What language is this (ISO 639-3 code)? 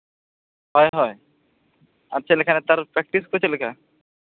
sat